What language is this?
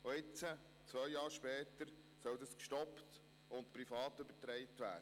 Swiss German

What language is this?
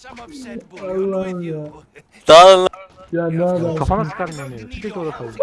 Turkish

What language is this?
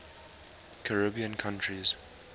English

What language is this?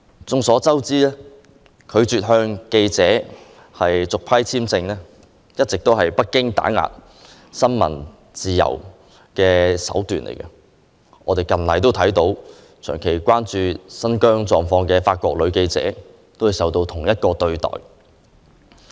Cantonese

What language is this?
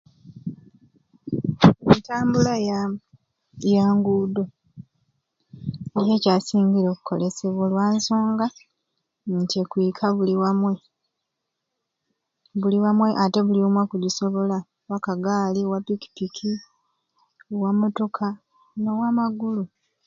Ruuli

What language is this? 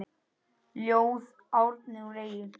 Icelandic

